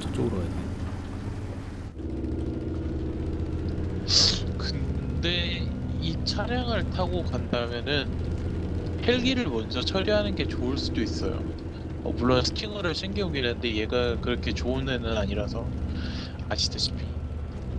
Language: Korean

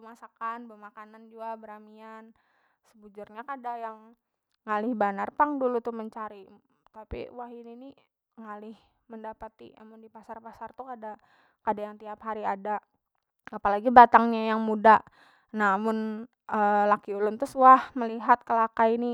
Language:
Banjar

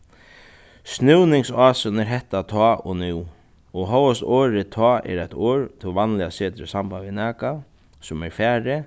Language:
Faroese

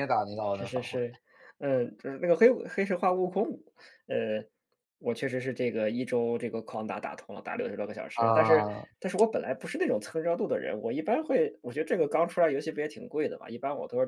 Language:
Chinese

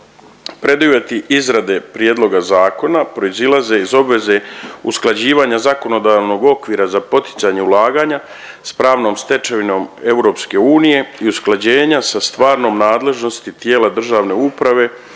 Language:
Croatian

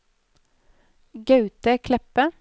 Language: Norwegian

